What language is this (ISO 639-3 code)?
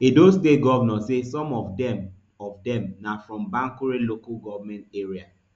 pcm